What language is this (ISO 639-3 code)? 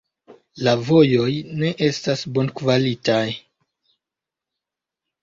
epo